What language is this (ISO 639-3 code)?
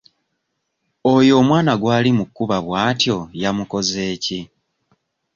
lug